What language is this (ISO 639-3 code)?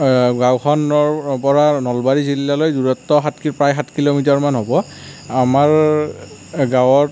asm